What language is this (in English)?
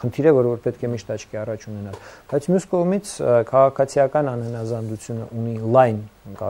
Turkish